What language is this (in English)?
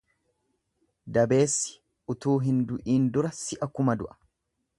Oromo